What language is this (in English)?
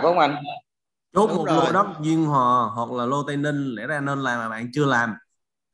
Vietnamese